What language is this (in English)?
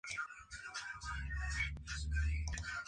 Spanish